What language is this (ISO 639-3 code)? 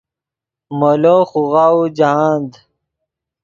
ydg